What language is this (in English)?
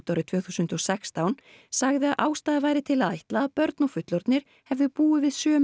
Icelandic